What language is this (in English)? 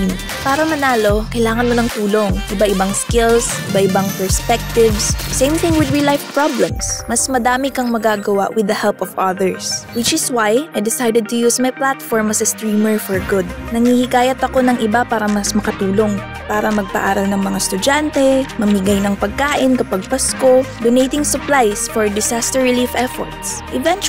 Filipino